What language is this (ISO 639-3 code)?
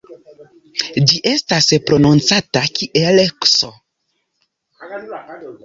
epo